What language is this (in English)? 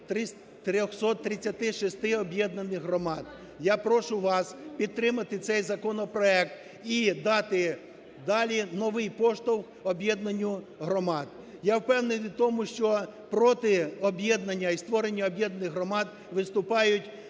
Ukrainian